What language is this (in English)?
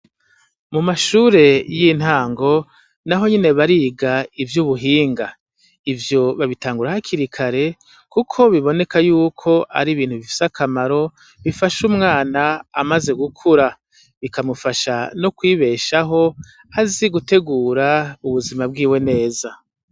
Rundi